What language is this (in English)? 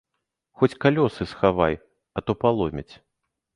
Belarusian